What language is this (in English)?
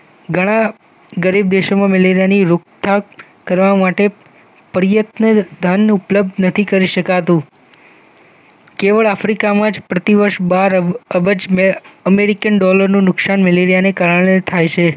Gujarati